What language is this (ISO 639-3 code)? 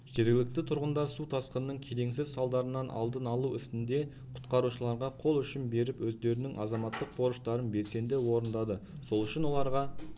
kaz